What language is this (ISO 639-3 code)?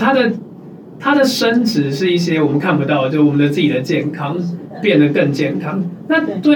zho